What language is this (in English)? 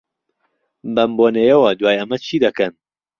Central Kurdish